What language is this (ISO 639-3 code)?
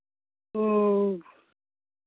sat